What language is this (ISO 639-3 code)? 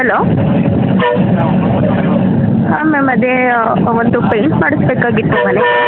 kan